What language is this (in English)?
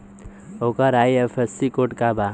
Bhojpuri